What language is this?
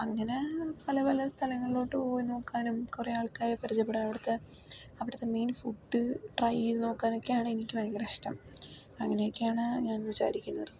Malayalam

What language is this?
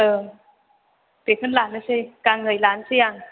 Bodo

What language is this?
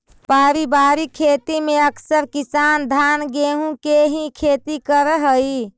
Magahi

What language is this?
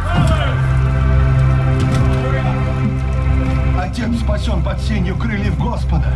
Russian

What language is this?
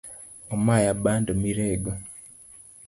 Luo (Kenya and Tanzania)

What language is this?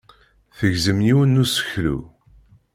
Kabyle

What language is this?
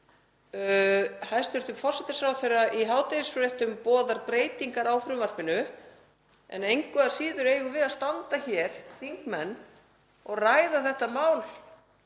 Icelandic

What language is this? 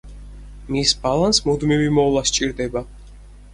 Georgian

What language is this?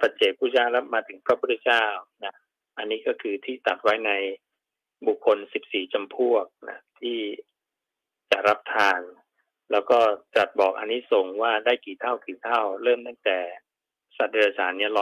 Thai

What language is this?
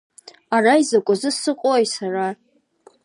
Abkhazian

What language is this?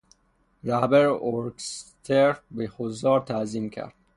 Persian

